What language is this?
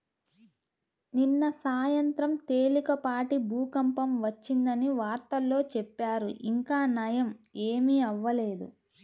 Telugu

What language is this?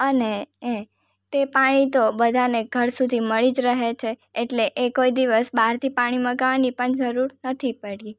Gujarati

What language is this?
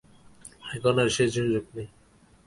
Bangla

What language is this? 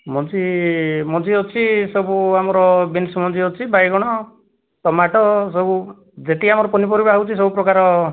Odia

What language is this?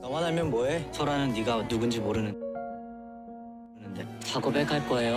Korean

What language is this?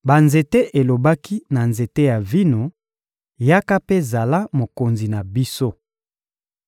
Lingala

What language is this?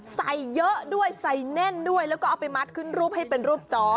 Thai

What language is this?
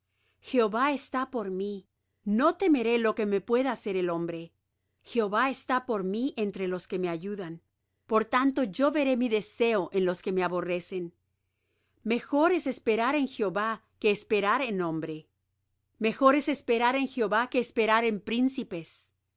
Spanish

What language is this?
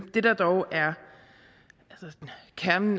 Danish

